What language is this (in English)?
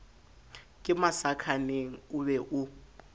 Southern Sotho